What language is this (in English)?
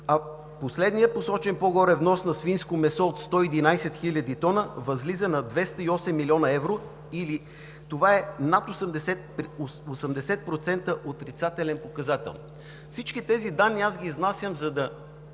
Bulgarian